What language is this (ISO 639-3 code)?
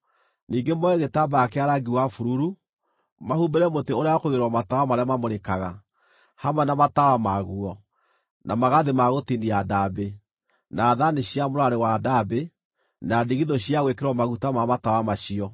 kik